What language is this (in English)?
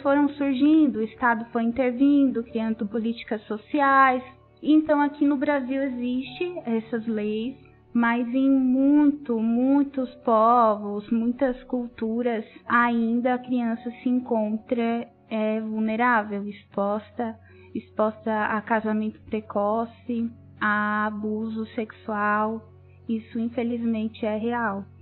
Portuguese